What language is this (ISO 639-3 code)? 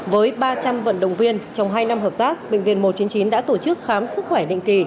vie